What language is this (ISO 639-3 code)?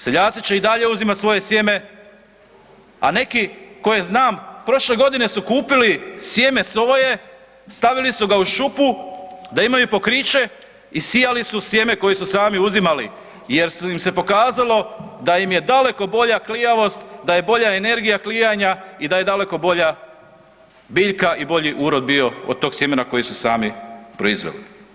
hrv